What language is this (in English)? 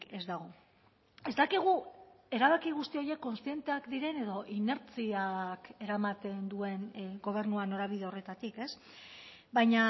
Basque